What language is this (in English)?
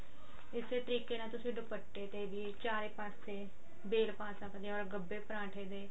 Punjabi